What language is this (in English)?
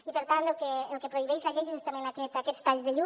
Catalan